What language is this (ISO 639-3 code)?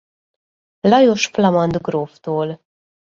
hun